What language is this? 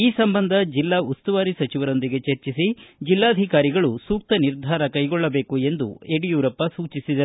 Kannada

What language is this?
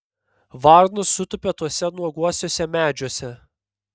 Lithuanian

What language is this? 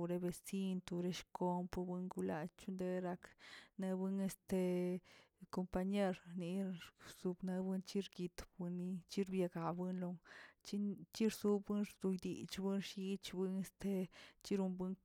Tilquiapan Zapotec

